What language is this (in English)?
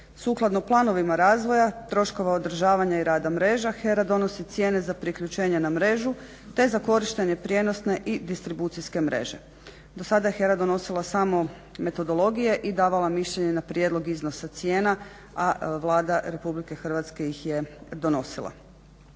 Croatian